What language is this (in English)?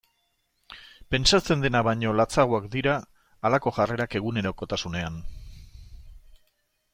Basque